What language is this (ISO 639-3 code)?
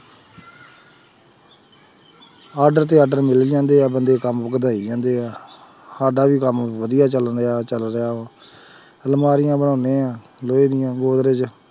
pan